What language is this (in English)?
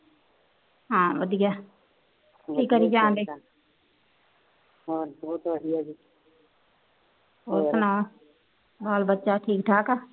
Punjabi